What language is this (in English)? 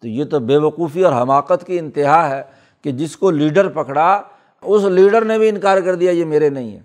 Urdu